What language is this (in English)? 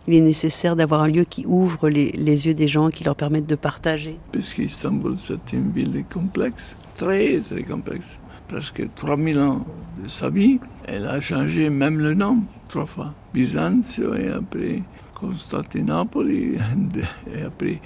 French